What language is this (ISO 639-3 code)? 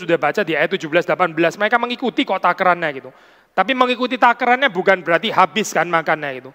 ind